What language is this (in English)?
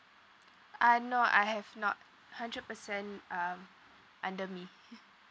English